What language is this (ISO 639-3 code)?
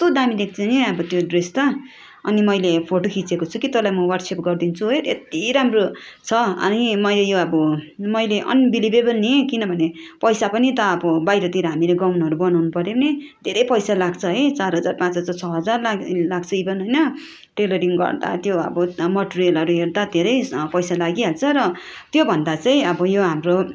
nep